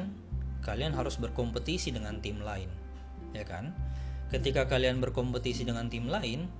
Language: Indonesian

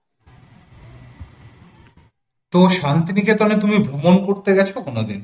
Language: Bangla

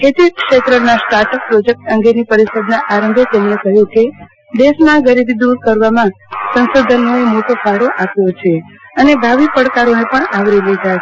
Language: Gujarati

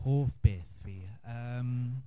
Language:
Welsh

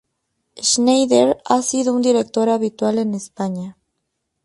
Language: Spanish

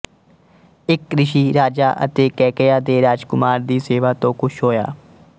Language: Punjabi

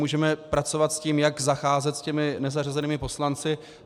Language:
Czech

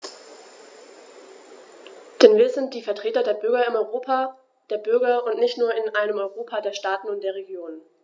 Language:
German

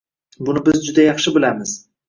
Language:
Uzbek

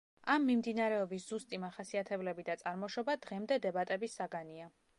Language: Georgian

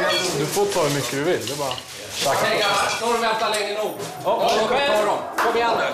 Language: Swedish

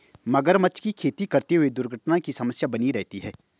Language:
Hindi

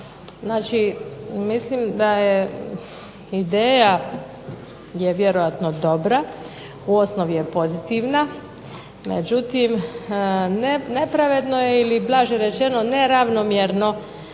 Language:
Croatian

